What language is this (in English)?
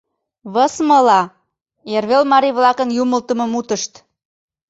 Mari